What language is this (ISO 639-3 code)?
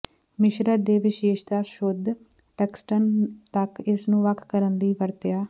pan